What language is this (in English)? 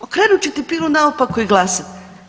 Croatian